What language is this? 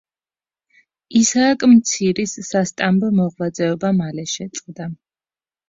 Georgian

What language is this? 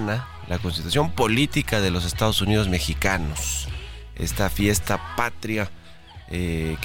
Spanish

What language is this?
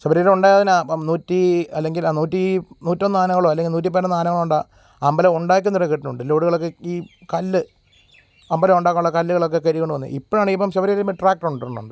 Malayalam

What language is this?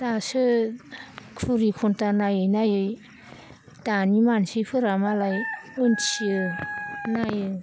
Bodo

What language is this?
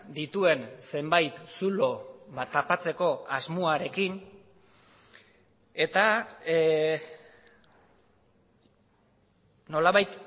Basque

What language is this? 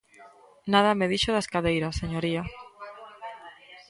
Galician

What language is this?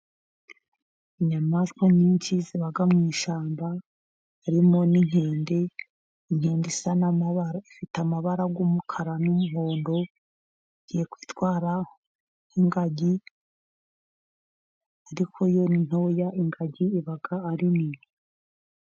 Kinyarwanda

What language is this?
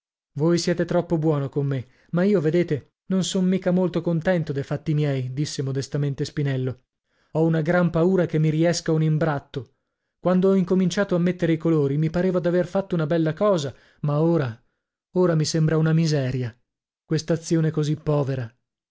Italian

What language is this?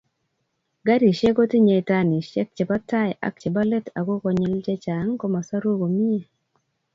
Kalenjin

